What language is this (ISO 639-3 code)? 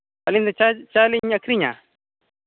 sat